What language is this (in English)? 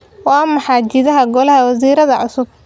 Somali